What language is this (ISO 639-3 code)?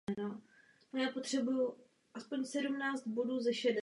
ces